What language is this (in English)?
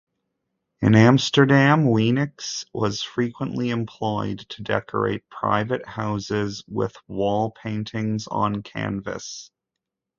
English